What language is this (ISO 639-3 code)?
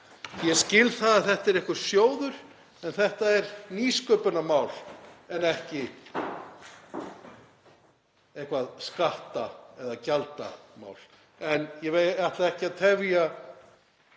isl